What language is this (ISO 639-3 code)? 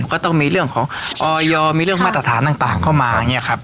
tha